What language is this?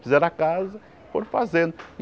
Portuguese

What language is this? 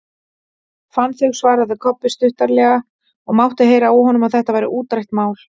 Icelandic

